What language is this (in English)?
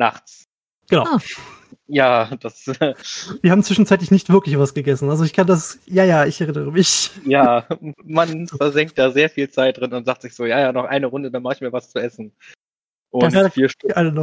German